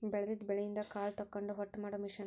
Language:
Kannada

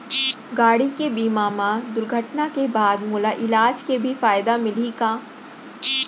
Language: Chhattisgarhi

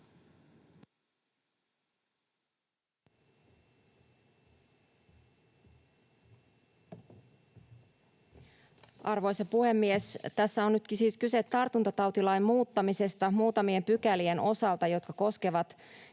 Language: Finnish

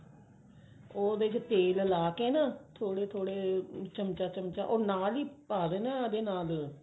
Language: Punjabi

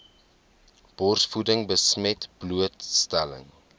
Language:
Afrikaans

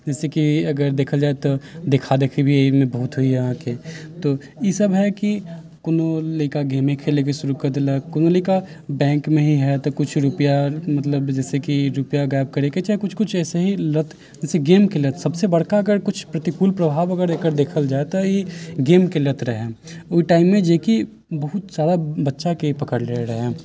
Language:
Maithili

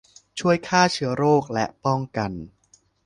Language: Thai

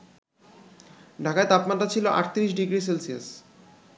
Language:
Bangla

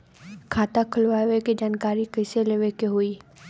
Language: Bhojpuri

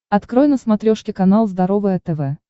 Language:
Russian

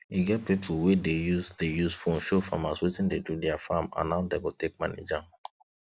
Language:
Nigerian Pidgin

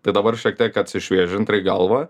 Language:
Lithuanian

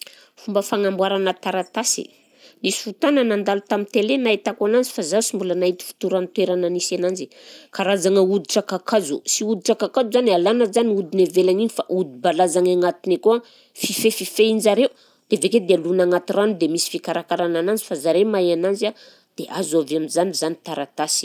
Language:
Southern Betsimisaraka Malagasy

